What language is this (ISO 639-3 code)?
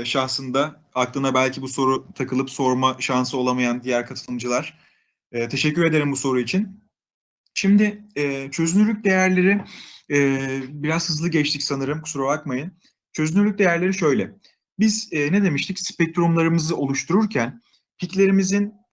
tur